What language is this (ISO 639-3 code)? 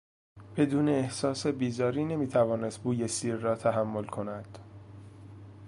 fas